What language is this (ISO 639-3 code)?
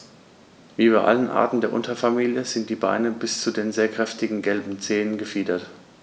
deu